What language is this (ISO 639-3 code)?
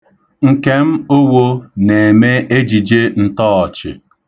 ibo